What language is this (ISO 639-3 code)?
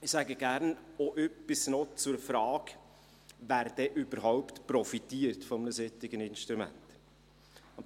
gsw